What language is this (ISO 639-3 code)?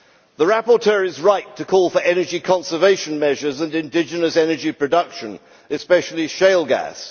eng